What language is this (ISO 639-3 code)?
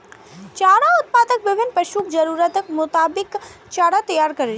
mai